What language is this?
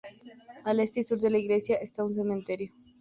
Spanish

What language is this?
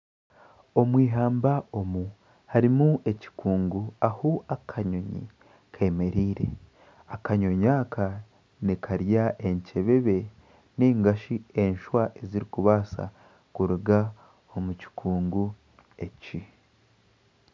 Nyankole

